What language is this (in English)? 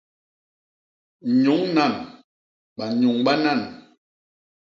Basaa